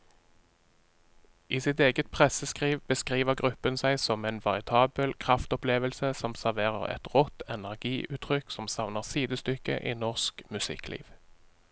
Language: Norwegian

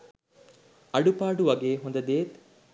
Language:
Sinhala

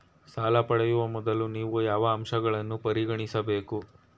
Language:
Kannada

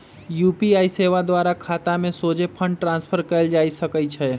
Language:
Magahi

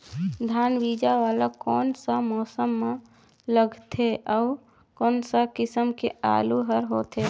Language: Chhattisgarhi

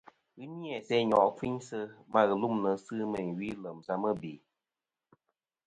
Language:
Kom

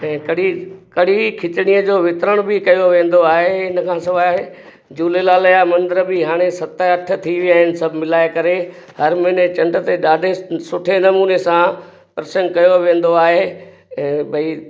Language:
Sindhi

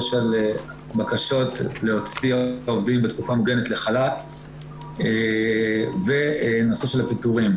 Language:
Hebrew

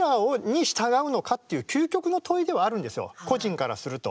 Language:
Japanese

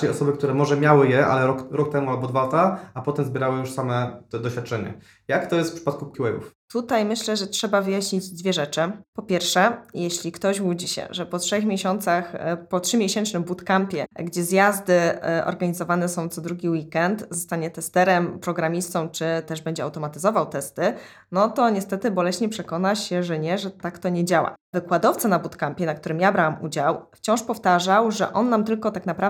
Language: Polish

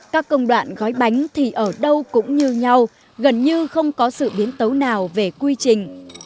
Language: Vietnamese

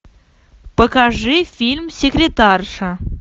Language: Russian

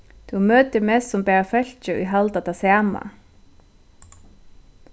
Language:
Faroese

